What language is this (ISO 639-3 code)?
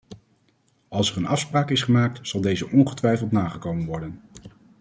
nld